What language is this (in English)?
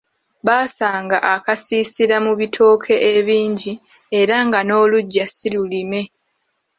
Ganda